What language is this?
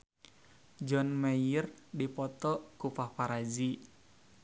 Sundanese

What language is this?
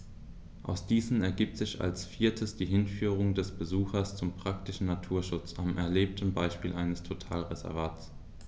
German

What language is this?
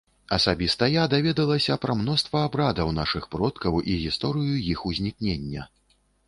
Belarusian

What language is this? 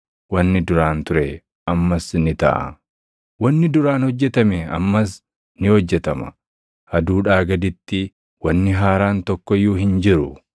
Oromo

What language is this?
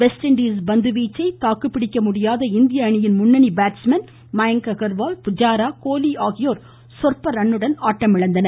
Tamil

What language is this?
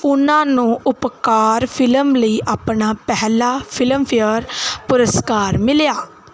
Punjabi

